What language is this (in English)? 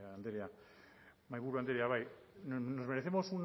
Basque